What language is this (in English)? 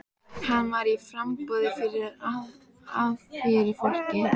Icelandic